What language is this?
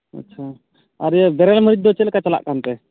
Santali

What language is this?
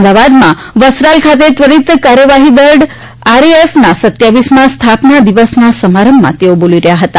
Gujarati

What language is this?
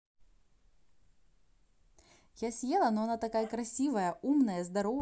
Russian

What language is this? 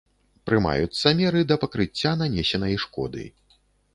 Belarusian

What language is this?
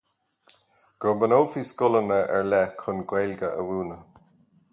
Irish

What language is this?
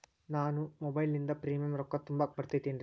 Kannada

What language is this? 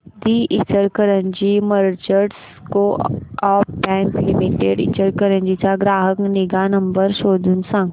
Marathi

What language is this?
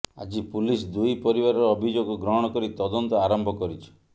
Odia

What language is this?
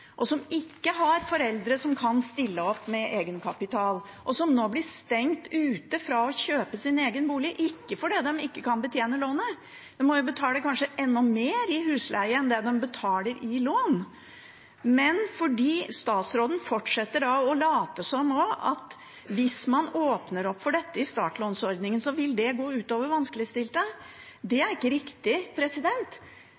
Norwegian Bokmål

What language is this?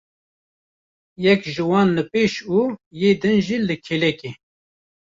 Kurdish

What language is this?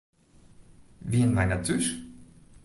Western Frisian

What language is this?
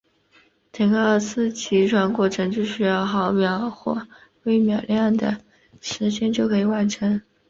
Chinese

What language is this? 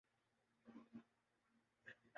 Urdu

